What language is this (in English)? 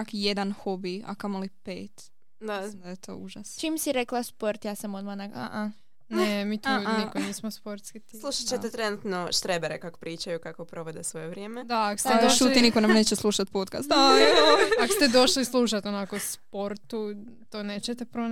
Croatian